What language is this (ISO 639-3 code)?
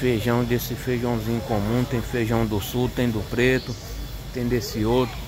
por